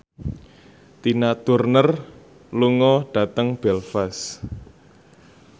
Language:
Javanese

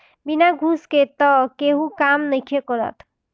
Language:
Bhojpuri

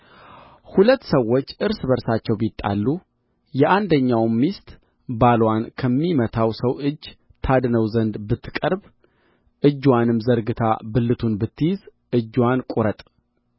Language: Amharic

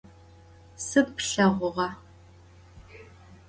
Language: Adyghe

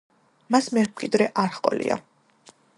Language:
Georgian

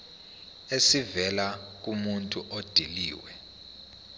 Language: Zulu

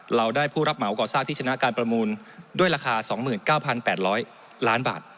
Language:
Thai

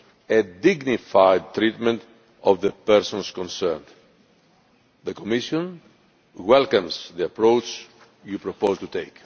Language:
English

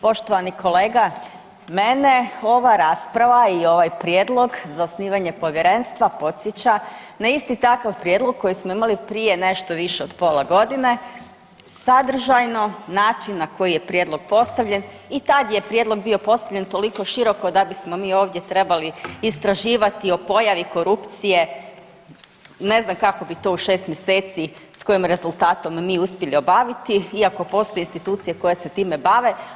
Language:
Croatian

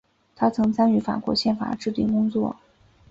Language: Chinese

